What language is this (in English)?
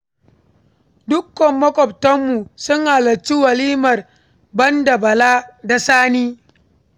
Hausa